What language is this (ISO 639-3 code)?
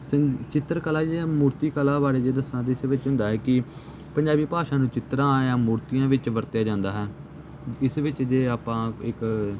pan